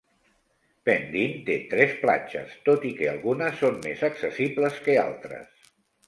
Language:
Catalan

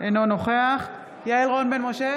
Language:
Hebrew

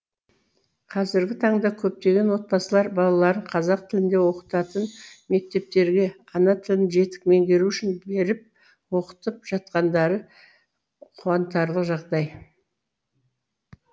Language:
Kazakh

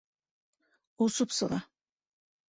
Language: Bashkir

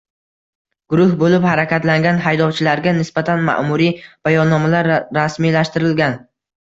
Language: Uzbek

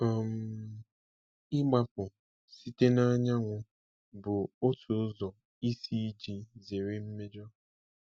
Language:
Igbo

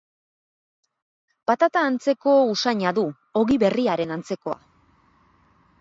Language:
Basque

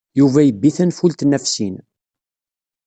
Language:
Kabyle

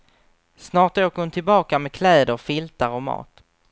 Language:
Swedish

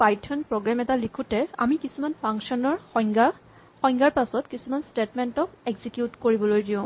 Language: Assamese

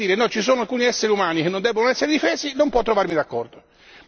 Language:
Italian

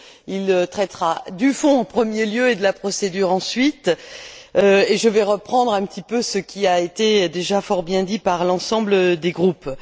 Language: French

